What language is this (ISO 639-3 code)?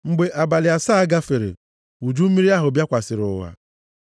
ibo